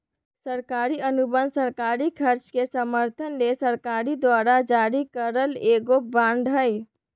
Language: Magahi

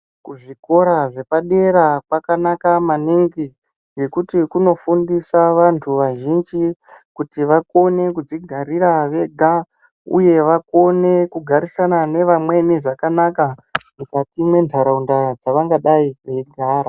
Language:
Ndau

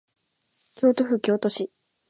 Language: Japanese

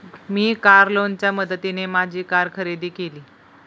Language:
Marathi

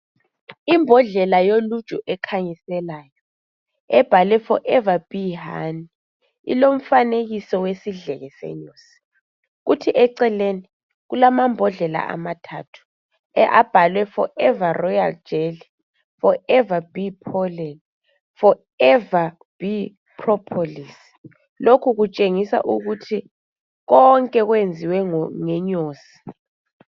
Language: North Ndebele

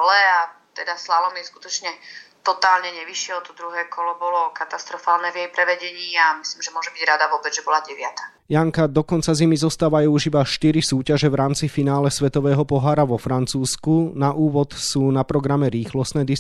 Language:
Slovak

